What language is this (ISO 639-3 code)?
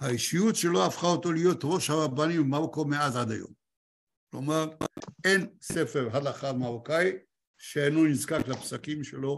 heb